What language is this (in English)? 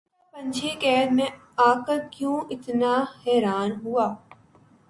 Urdu